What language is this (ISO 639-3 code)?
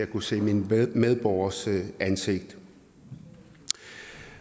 dan